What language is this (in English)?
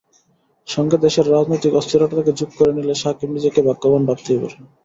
Bangla